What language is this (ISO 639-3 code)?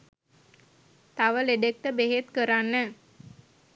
sin